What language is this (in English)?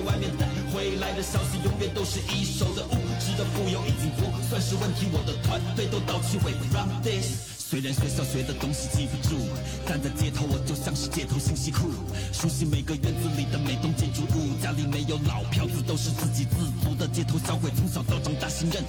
Chinese